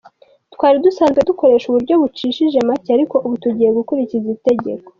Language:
Kinyarwanda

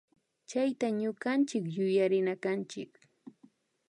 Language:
Imbabura Highland Quichua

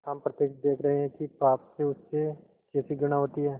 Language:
Hindi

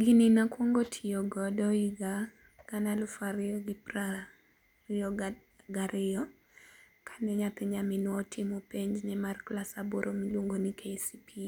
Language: Luo (Kenya and Tanzania)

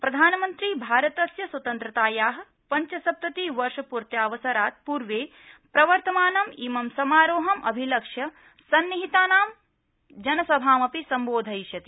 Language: Sanskrit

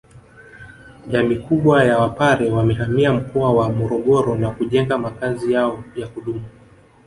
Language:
Swahili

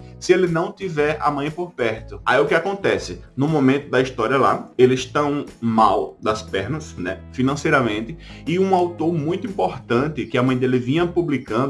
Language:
Portuguese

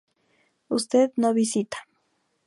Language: Spanish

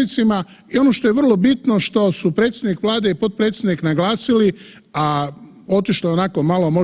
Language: Croatian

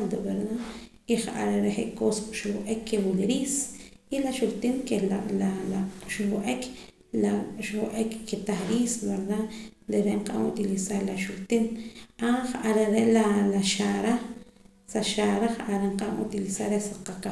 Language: Poqomam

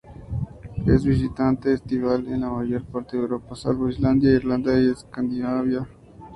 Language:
Spanish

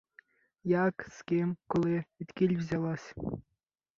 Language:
Ukrainian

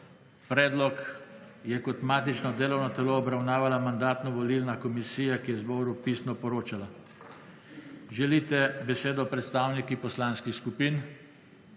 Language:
Slovenian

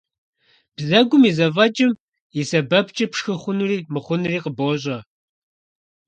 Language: Kabardian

